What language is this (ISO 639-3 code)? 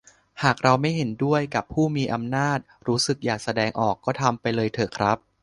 tha